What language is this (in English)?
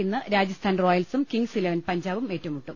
Malayalam